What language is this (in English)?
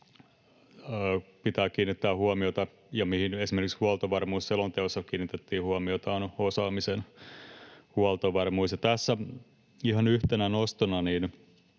Finnish